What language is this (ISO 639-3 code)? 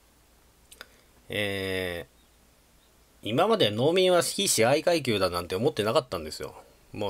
jpn